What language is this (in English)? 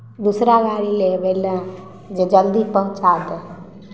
Maithili